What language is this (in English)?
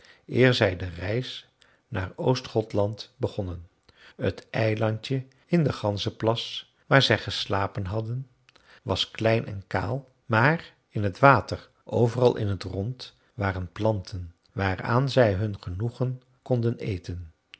Dutch